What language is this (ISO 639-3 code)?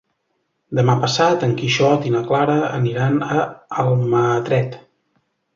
cat